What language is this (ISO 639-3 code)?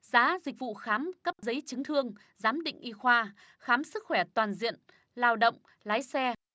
vie